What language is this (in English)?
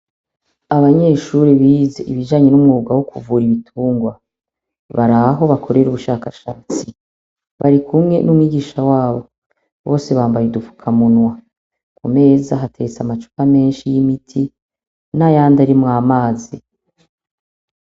Rundi